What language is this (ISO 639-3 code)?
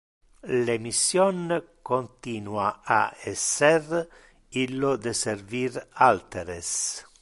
ina